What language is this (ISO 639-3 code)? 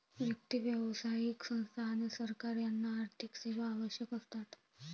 mar